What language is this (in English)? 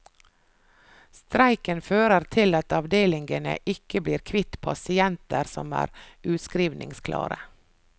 Norwegian